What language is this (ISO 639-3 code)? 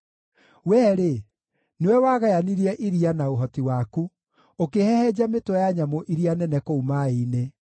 kik